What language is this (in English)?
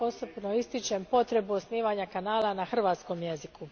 Croatian